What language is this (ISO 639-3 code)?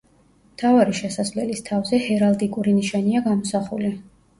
kat